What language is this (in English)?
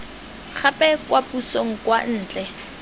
Tswana